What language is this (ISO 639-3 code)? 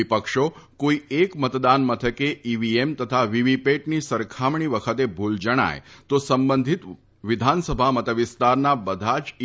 guj